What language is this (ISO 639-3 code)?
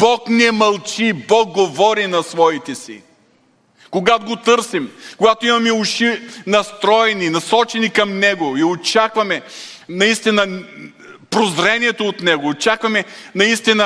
bul